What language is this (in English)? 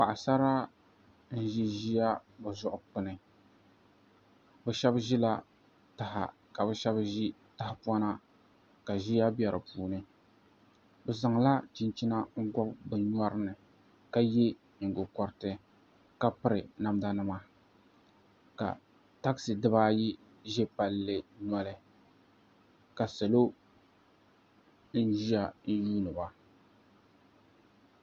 Dagbani